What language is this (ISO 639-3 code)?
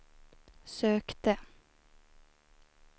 swe